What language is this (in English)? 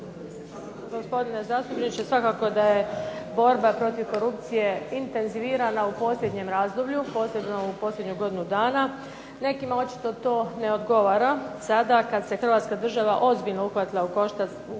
Croatian